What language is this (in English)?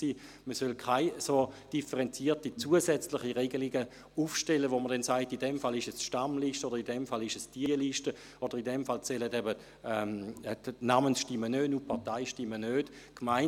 Swiss German